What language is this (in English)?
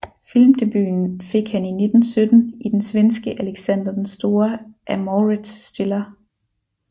Danish